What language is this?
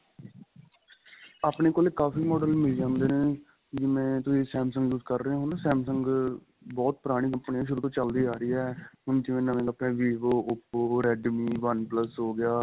Punjabi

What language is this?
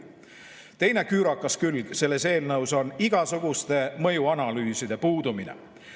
Estonian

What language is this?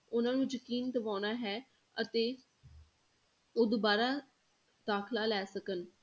Punjabi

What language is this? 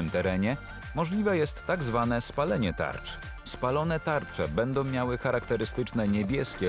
Polish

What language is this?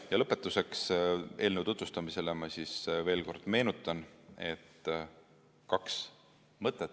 Estonian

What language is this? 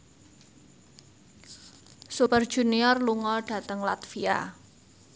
Javanese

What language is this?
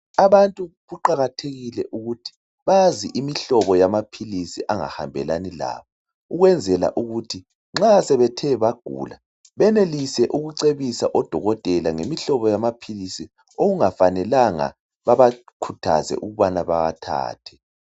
North Ndebele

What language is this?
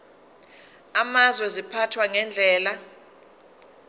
Zulu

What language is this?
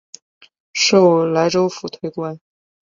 Chinese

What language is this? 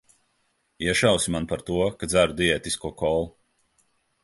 Latvian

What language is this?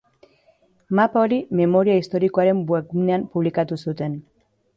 Basque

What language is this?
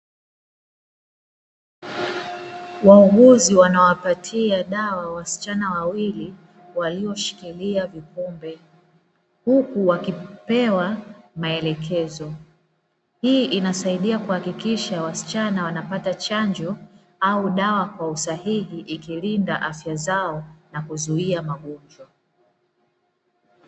Swahili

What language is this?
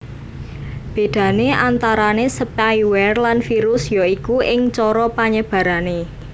Javanese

